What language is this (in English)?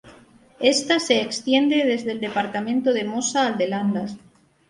Spanish